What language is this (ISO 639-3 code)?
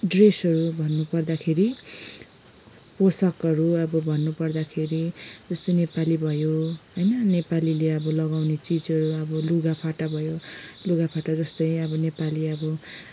nep